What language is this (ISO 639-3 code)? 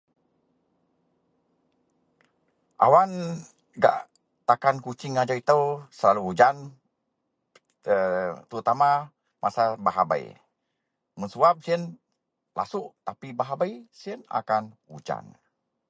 mel